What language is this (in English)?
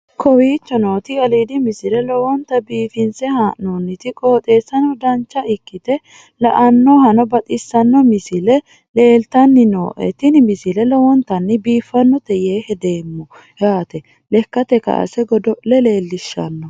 Sidamo